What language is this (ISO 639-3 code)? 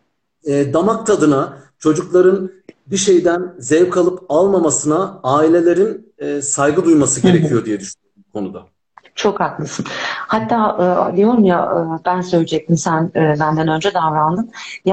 tur